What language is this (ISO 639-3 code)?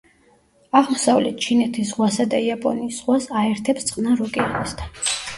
kat